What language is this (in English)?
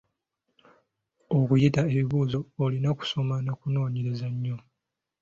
Ganda